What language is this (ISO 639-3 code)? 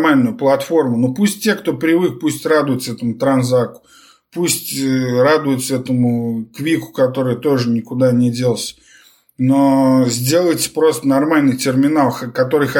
rus